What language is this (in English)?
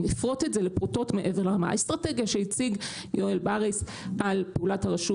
Hebrew